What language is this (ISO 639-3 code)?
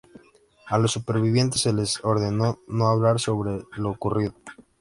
spa